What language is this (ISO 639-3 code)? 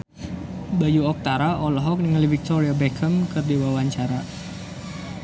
sun